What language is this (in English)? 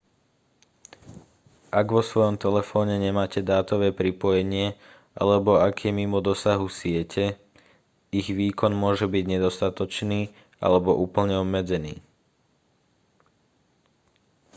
Slovak